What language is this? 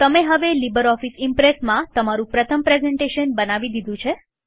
Gujarati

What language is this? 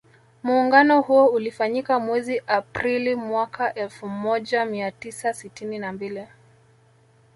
Swahili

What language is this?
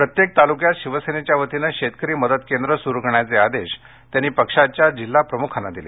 Marathi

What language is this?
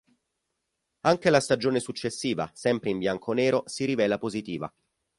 Italian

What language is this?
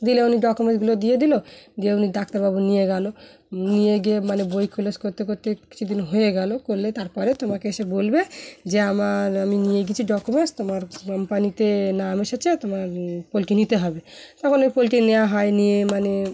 Bangla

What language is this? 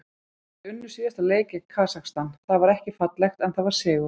Icelandic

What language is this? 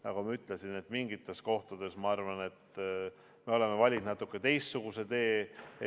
Estonian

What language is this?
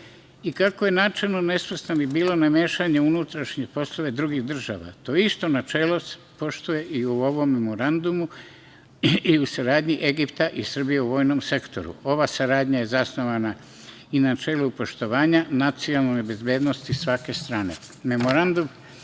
Serbian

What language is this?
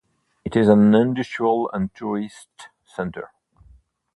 English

